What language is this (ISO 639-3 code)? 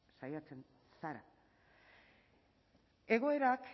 eus